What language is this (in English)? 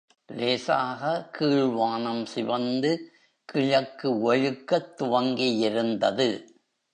Tamil